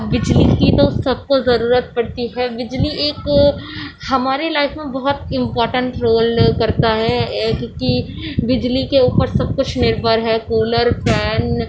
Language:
Urdu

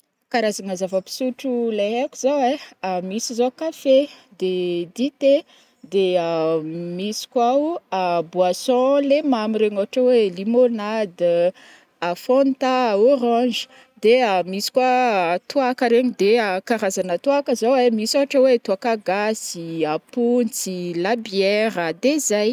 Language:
Northern Betsimisaraka Malagasy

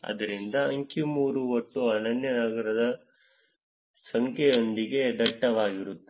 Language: Kannada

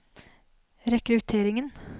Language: Norwegian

